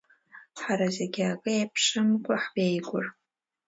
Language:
Abkhazian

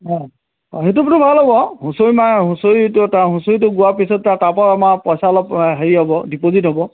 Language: Assamese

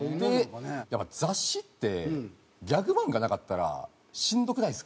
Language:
Japanese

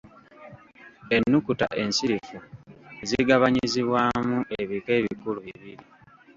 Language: Ganda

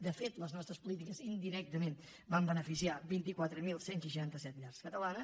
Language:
Catalan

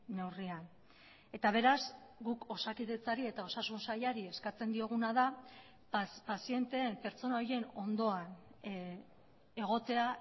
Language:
Basque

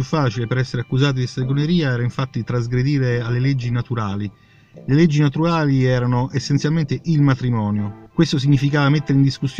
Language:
Italian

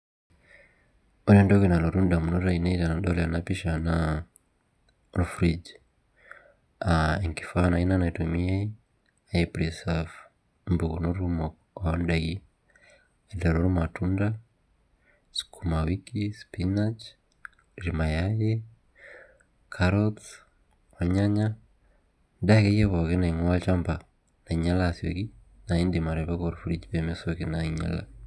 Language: Masai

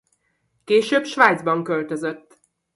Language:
Hungarian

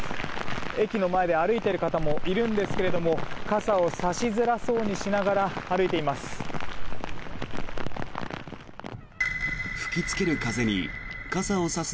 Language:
Japanese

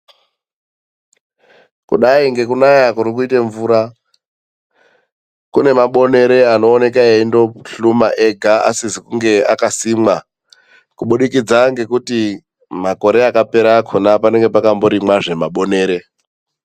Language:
Ndau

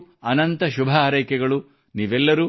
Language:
Kannada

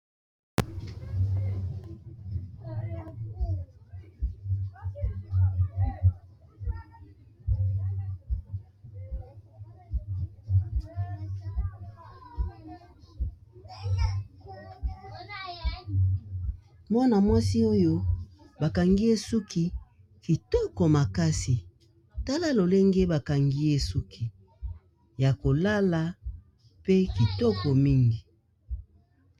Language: Lingala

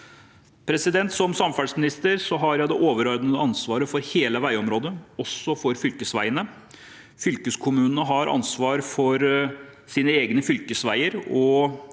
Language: Norwegian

